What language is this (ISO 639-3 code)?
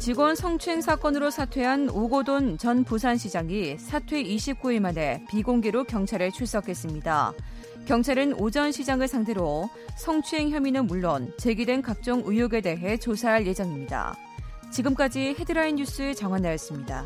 kor